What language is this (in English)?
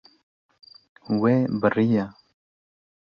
Kurdish